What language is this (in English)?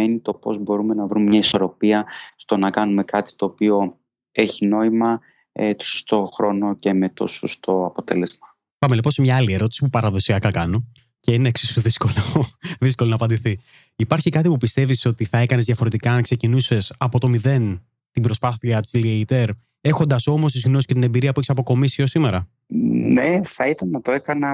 Greek